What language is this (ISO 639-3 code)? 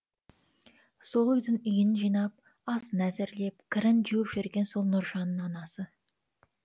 kaz